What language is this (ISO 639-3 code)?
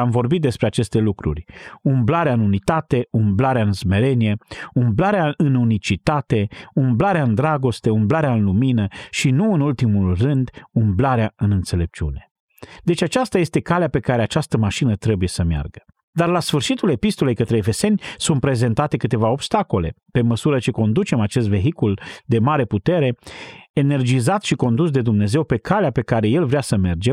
ron